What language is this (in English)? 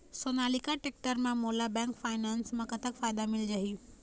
Chhattisgarhi